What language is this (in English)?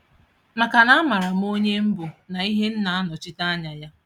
Igbo